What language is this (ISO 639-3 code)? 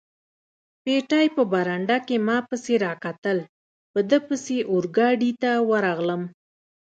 pus